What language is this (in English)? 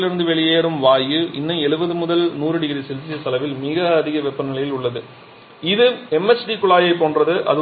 Tamil